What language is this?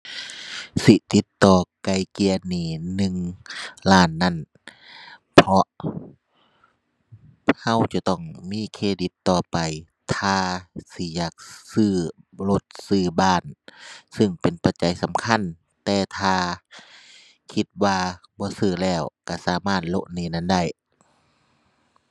Thai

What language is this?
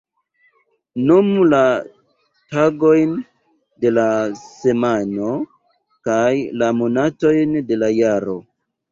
Esperanto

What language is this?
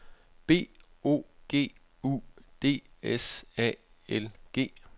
Danish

